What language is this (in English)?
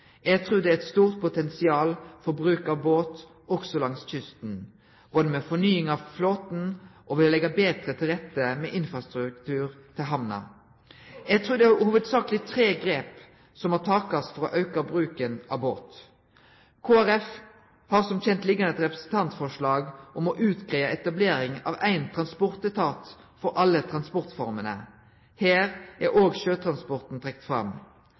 Norwegian Nynorsk